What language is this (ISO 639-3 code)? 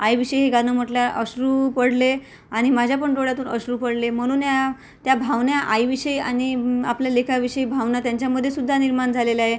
mar